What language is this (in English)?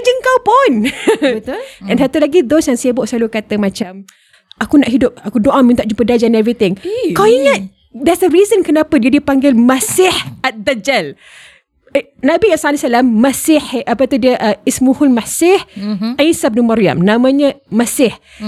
Malay